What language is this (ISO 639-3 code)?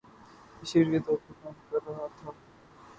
urd